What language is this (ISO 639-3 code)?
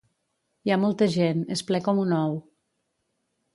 cat